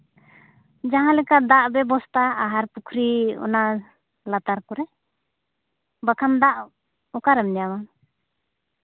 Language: Santali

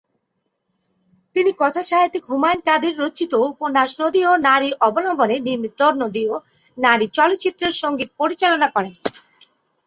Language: Bangla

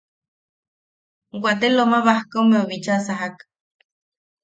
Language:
Yaqui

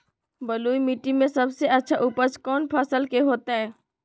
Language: Magahi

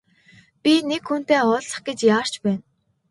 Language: Mongolian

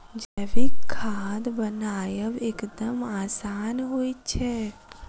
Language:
Maithili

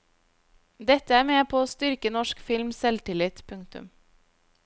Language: Norwegian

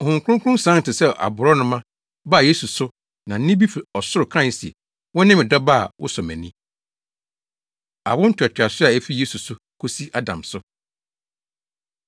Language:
Akan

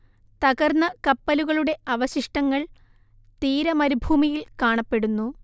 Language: Malayalam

